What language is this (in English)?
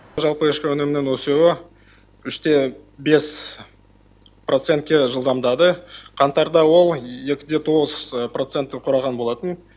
Kazakh